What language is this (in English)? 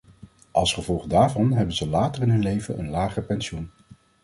Dutch